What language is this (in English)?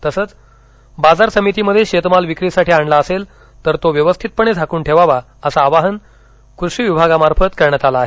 Marathi